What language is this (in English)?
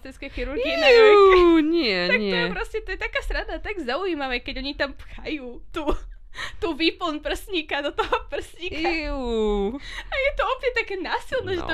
Slovak